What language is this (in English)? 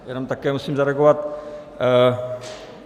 Czech